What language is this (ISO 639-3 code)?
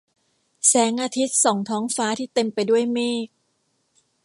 tha